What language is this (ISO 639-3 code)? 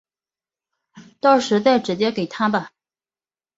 zho